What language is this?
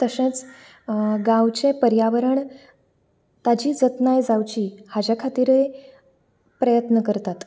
Konkani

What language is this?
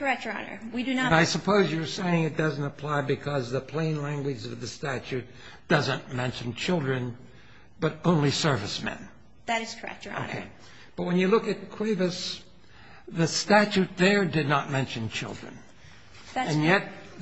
English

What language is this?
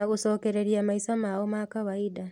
Kikuyu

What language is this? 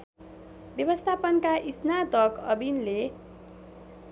Nepali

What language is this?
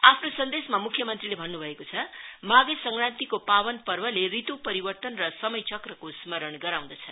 Nepali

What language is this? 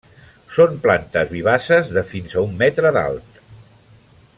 Catalan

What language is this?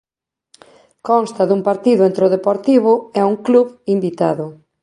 Galician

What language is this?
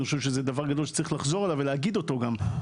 Hebrew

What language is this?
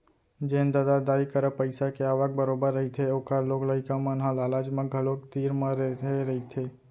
Chhattisgarhi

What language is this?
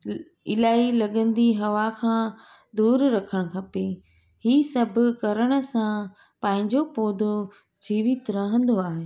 Sindhi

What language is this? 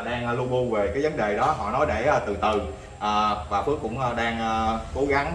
Vietnamese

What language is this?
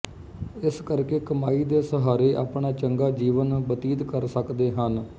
Punjabi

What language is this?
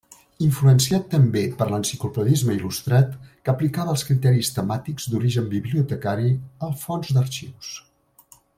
Catalan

